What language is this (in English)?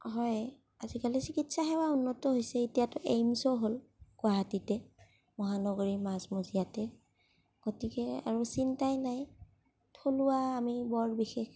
Assamese